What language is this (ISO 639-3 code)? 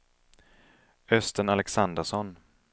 swe